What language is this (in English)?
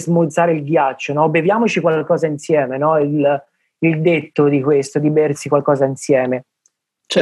Italian